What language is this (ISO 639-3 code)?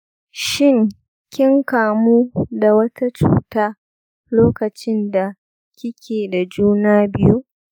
hau